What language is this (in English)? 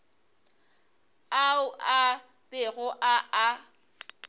Northern Sotho